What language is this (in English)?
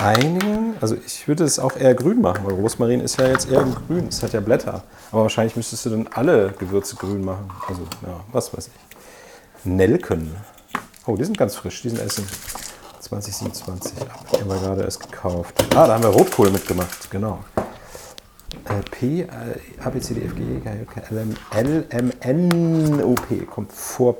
German